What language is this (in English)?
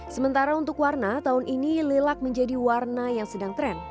Indonesian